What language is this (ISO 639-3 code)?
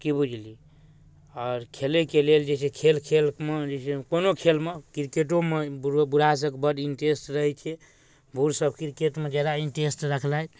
mai